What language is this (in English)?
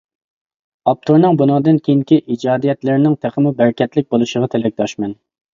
Uyghur